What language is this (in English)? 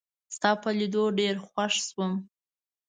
Pashto